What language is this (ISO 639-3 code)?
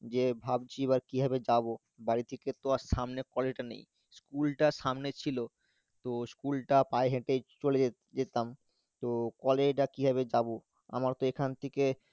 ben